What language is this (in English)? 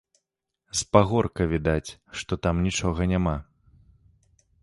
Belarusian